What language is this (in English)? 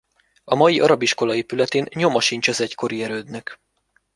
Hungarian